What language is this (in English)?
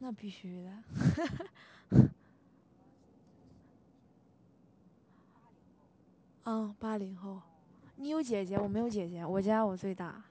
Chinese